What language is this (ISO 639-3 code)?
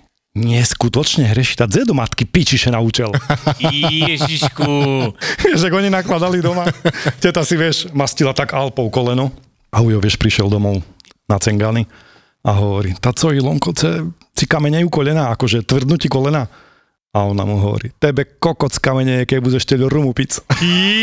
slk